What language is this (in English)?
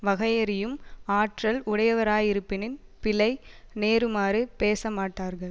Tamil